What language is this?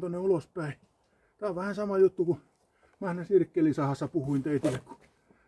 Finnish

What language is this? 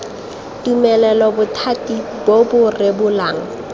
Tswana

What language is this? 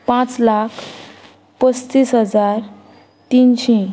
Konkani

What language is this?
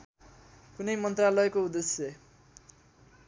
Nepali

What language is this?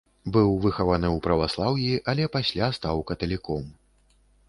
Belarusian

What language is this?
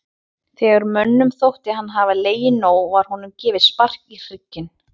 Icelandic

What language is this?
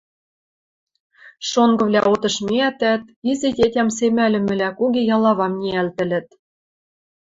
Western Mari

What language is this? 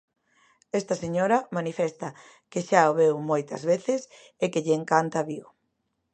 Galician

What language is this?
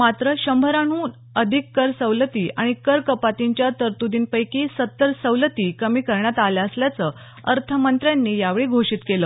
Marathi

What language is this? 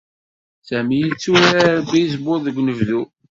Kabyle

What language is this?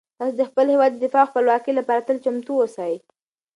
Pashto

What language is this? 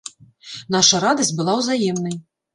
Belarusian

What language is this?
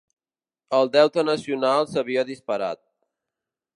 Catalan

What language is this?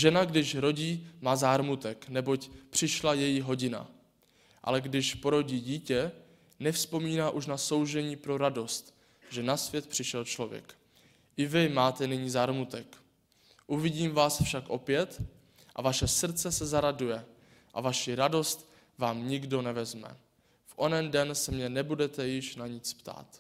Czech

